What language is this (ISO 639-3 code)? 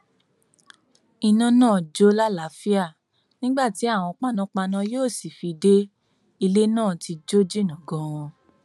yor